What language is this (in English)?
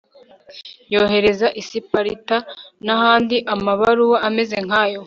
Kinyarwanda